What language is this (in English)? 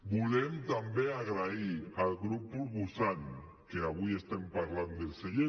Catalan